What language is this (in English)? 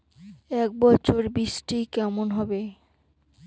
Bangla